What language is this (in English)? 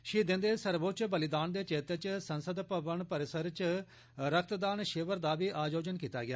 Dogri